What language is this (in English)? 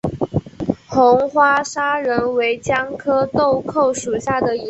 Chinese